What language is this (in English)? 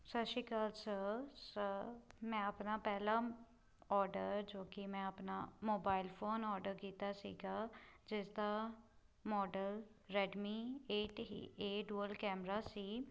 Punjabi